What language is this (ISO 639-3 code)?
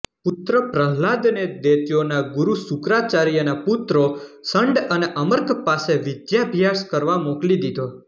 guj